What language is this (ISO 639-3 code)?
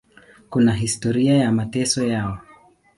swa